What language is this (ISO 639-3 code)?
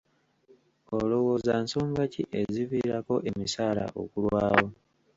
lug